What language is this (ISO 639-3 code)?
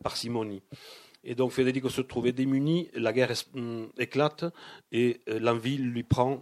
fra